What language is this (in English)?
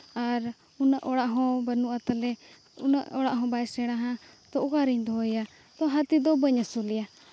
Santali